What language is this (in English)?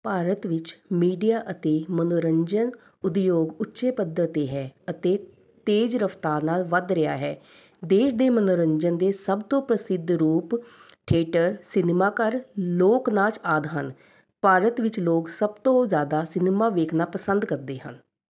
Punjabi